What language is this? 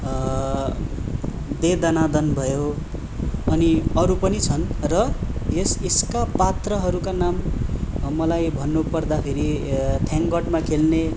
Nepali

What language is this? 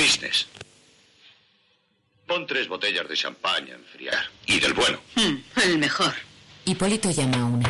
Spanish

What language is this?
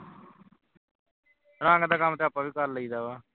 Punjabi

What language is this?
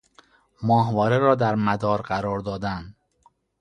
Persian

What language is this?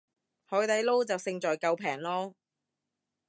Cantonese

